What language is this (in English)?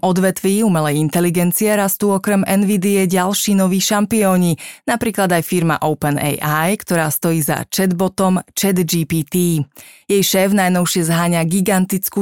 Slovak